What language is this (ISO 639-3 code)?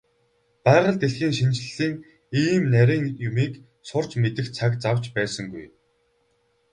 mon